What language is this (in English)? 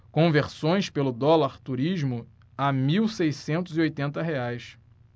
Portuguese